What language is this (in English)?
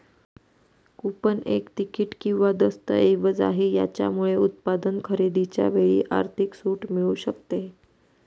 Marathi